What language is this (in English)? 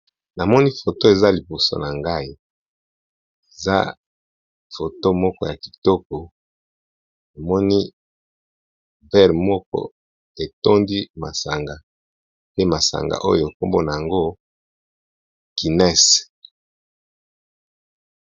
Lingala